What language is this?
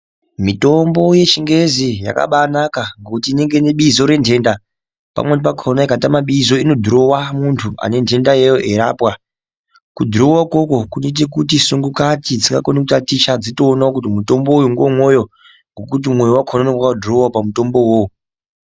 Ndau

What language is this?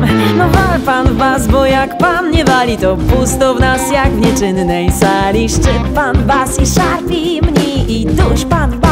Polish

